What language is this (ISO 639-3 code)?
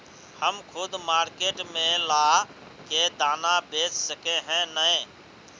mag